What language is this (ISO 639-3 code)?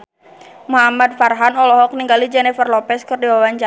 sun